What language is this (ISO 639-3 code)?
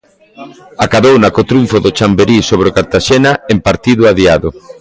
glg